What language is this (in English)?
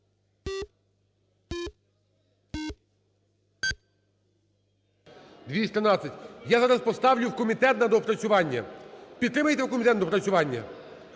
Ukrainian